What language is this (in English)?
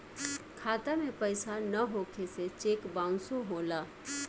Bhojpuri